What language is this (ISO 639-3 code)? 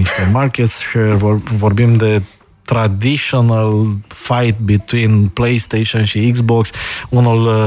ron